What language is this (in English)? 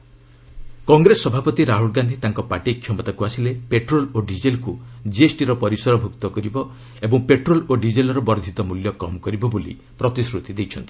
Odia